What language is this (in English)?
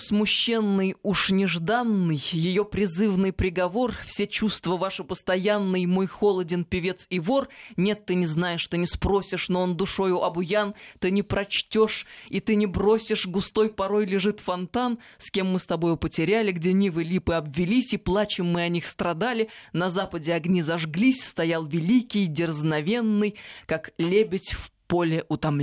Russian